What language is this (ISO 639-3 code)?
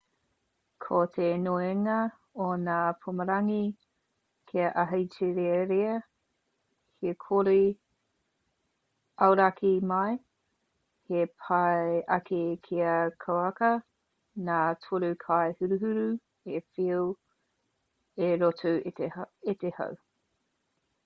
mri